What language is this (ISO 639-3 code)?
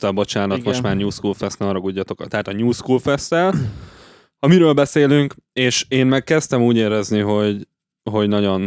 hun